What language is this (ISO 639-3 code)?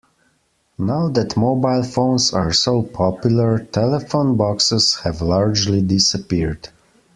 eng